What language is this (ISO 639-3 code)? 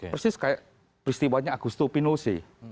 ind